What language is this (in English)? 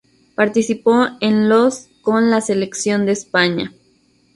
Spanish